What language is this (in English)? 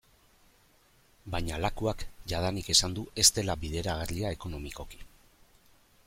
Basque